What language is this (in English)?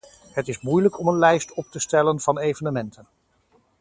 Dutch